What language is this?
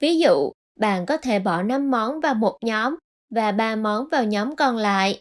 Vietnamese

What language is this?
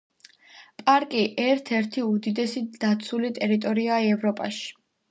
Georgian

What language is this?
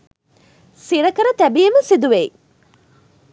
Sinhala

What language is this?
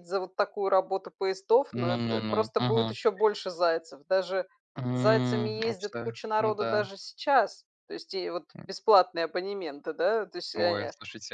Russian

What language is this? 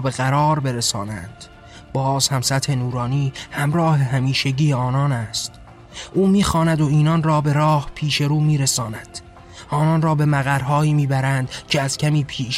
Persian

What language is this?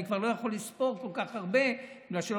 Hebrew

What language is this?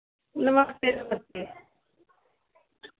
Dogri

